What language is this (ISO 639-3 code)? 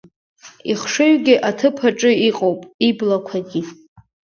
abk